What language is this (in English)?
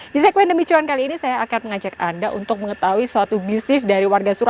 Indonesian